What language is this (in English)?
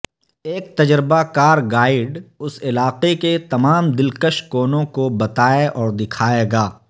Urdu